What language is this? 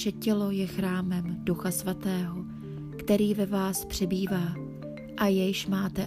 Czech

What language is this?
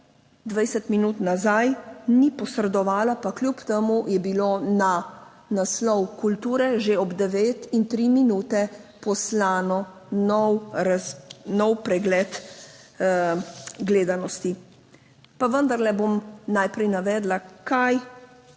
Slovenian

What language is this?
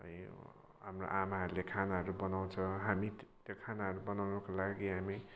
Nepali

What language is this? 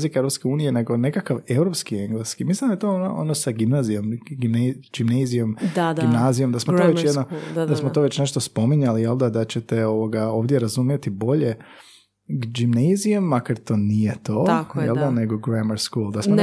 Croatian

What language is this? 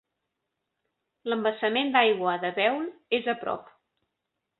Catalan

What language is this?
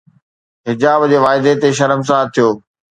Sindhi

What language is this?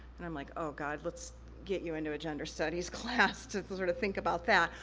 English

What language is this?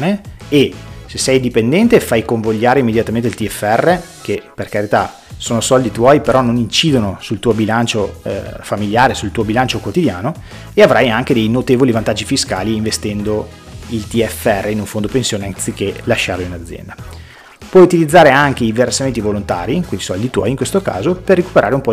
Italian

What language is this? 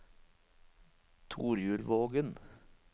Norwegian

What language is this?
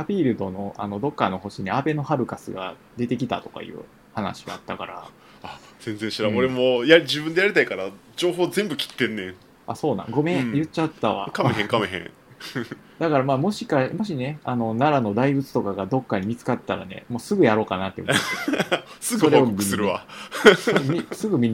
Japanese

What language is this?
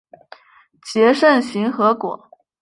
Chinese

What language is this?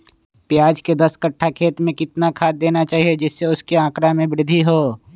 Magahi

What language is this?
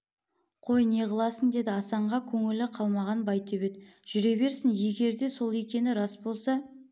Kazakh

